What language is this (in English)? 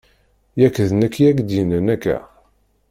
Kabyle